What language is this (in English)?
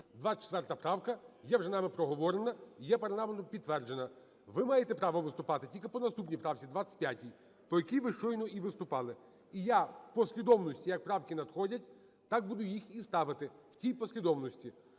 Ukrainian